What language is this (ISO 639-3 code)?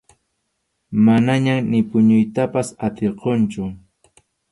qxu